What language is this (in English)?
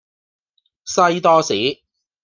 Cantonese